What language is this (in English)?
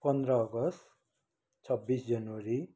Nepali